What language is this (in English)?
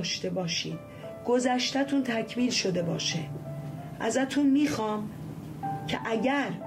Persian